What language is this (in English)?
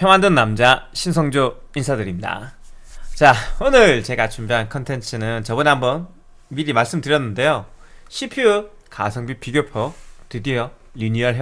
Korean